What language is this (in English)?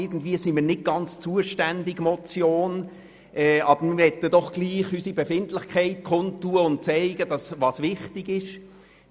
Swiss German